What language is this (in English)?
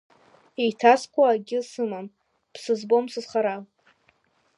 Abkhazian